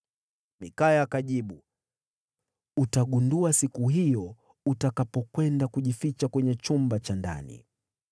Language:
Swahili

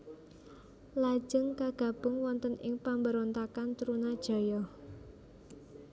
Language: Javanese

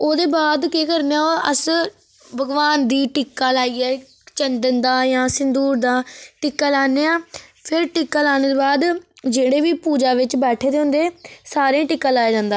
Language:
Dogri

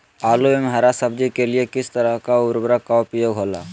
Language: Magahi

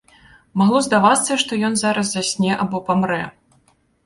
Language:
Belarusian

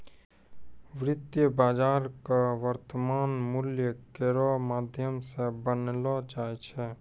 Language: Maithili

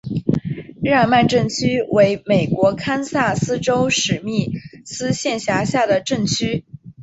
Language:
Chinese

